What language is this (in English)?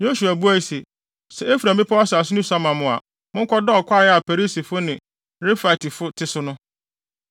Akan